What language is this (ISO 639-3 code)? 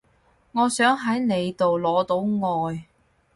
yue